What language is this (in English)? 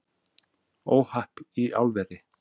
Icelandic